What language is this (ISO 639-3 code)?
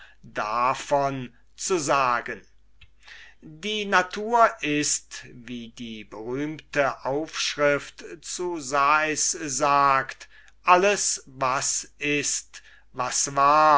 deu